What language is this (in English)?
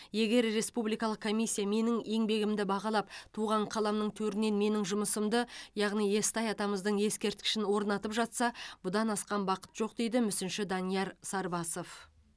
Kazakh